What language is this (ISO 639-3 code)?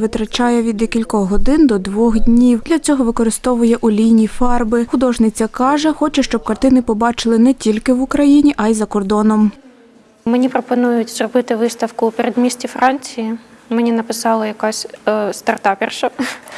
ukr